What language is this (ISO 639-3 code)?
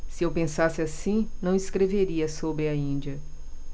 por